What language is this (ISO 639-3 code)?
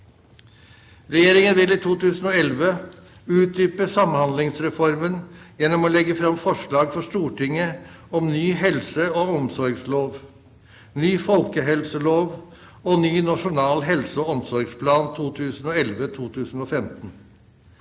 nor